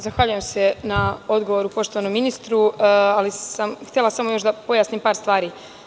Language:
Serbian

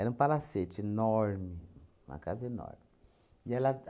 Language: Portuguese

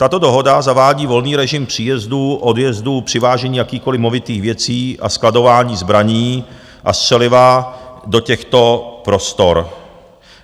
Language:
Czech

